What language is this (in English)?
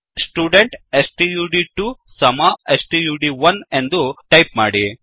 Kannada